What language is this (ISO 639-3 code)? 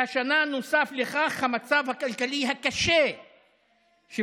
heb